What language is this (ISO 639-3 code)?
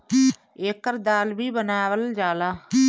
bho